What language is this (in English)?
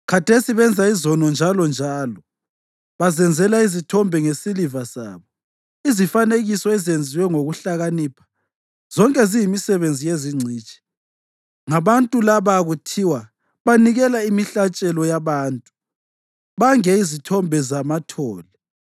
North Ndebele